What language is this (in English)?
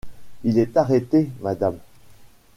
French